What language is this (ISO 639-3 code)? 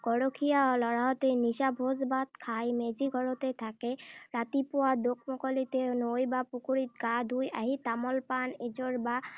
asm